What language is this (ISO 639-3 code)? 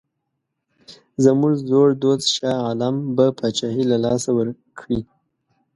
pus